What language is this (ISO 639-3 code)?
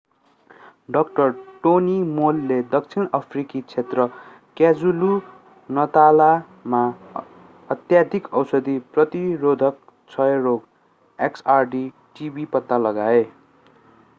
nep